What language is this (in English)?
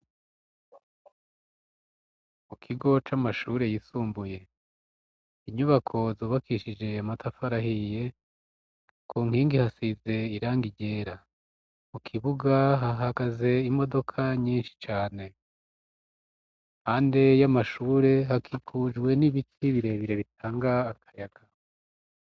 Rundi